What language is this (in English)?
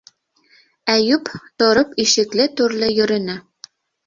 Bashkir